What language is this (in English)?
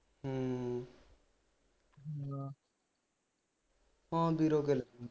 Punjabi